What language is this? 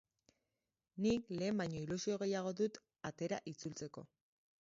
Basque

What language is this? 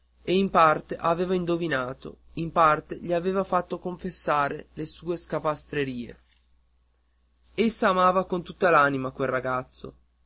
Italian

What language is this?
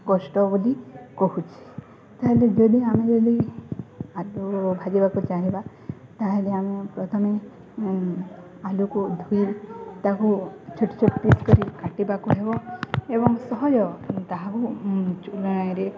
Odia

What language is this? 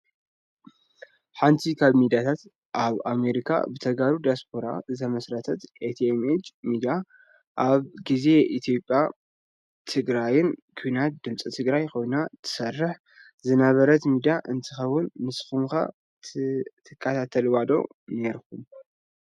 Tigrinya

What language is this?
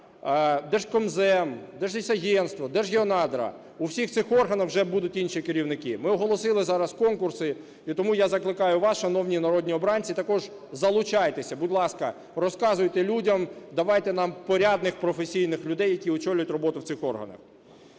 Ukrainian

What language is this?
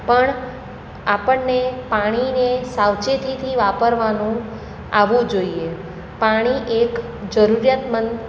Gujarati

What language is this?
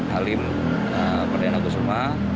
Indonesian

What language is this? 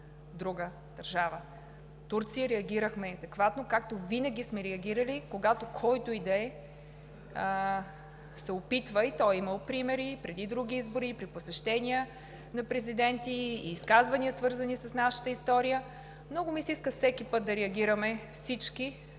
Bulgarian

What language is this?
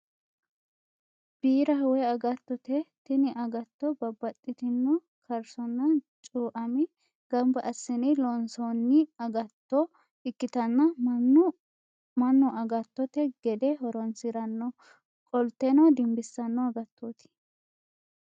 Sidamo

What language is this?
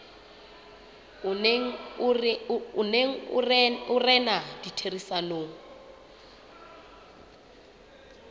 Southern Sotho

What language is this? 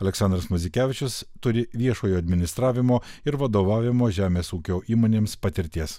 Lithuanian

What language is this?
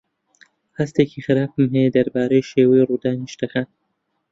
Central Kurdish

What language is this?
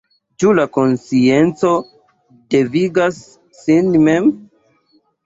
Esperanto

